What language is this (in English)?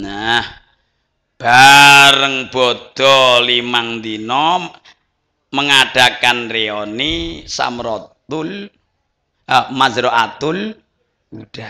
Indonesian